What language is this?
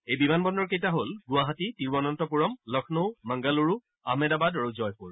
Assamese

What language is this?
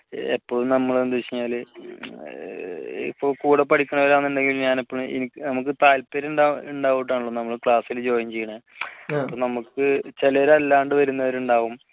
Malayalam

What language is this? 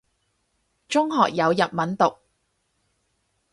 Cantonese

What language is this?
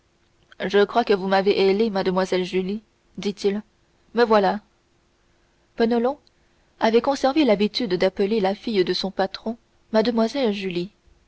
French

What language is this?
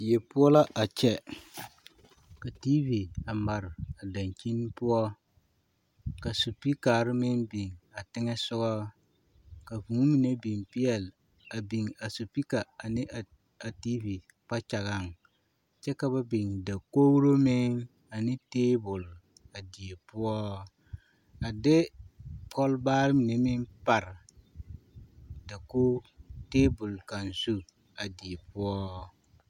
Southern Dagaare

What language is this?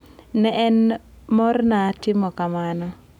Luo (Kenya and Tanzania)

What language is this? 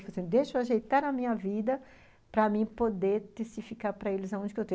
Portuguese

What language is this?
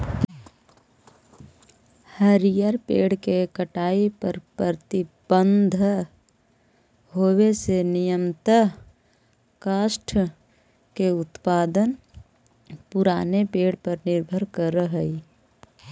Magahi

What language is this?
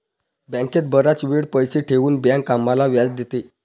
Marathi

